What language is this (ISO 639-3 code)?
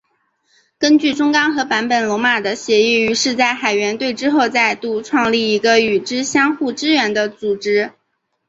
zho